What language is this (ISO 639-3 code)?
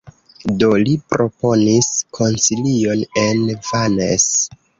epo